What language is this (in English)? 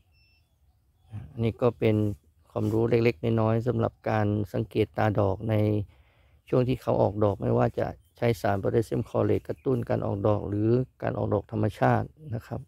Thai